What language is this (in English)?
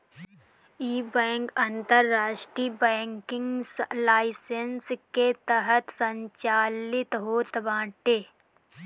Bhojpuri